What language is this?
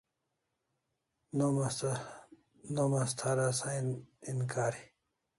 Kalasha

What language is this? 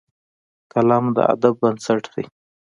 Pashto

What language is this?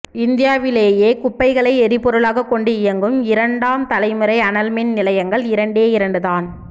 Tamil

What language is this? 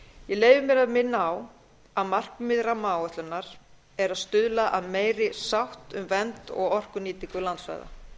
Icelandic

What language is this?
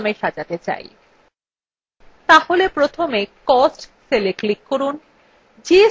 Bangla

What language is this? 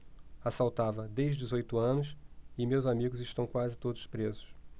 Portuguese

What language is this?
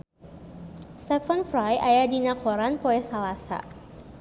Sundanese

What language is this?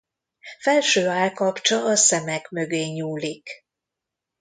Hungarian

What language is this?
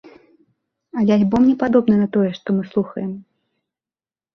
Belarusian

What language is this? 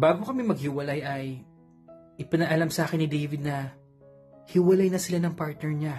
Filipino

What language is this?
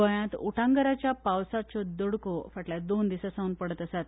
Konkani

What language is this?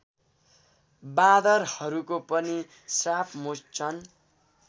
Nepali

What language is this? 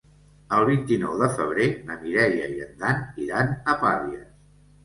Catalan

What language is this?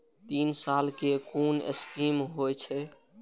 Maithili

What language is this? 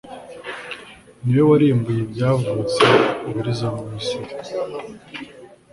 Kinyarwanda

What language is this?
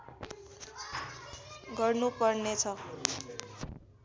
Nepali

